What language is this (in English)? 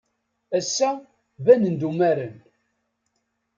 Kabyle